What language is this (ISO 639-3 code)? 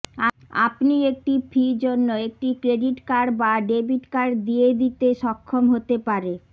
ben